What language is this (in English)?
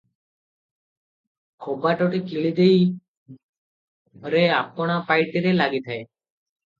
Odia